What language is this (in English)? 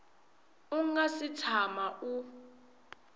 Tsonga